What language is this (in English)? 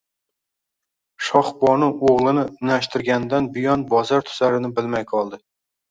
Uzbek